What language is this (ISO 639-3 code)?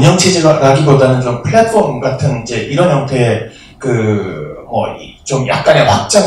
kor